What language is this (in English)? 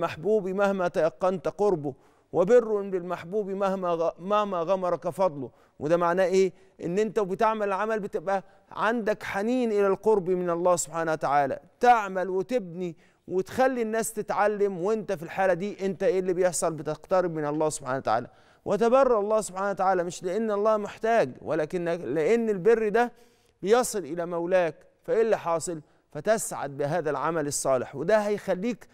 Arabic